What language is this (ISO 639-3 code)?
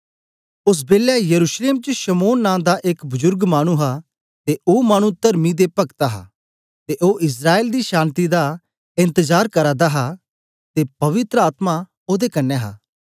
doi